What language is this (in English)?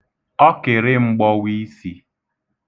Igbo